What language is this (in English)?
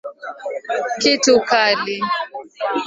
Swahili